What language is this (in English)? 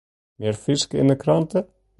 Western Frisian